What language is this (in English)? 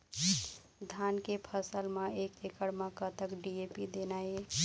Chhattisgarhi